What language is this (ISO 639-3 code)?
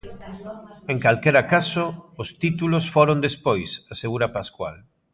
glg